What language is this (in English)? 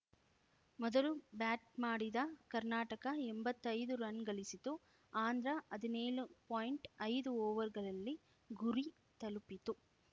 Kannada